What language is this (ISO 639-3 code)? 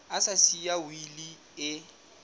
sot